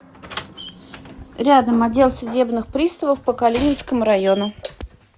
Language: Russian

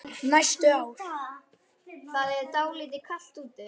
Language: Icelandic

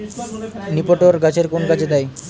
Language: Bangla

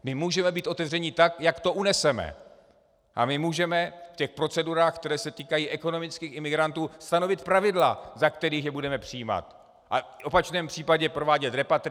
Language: Czech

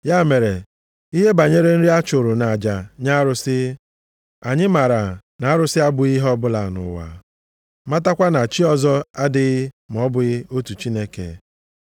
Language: Igbo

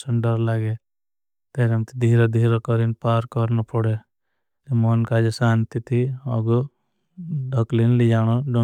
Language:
Bhili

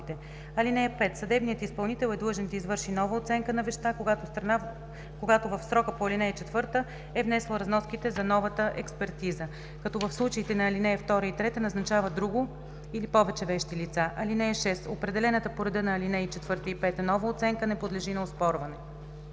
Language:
Bulgarian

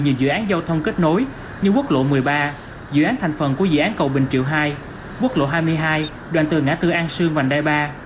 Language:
Vietnamese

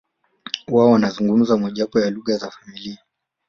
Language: Swahili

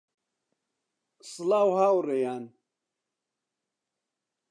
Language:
Central Kurdish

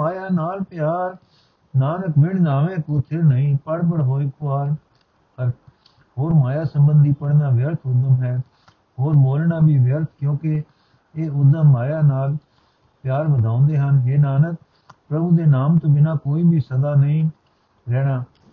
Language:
Punjabi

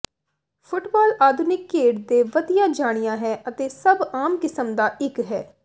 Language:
Punjabi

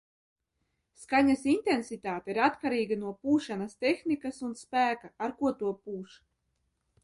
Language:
Latvian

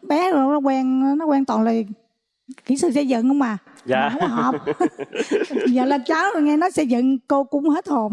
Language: Vietnamese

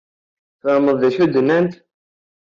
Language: Kabyle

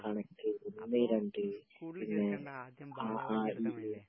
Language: Malayalam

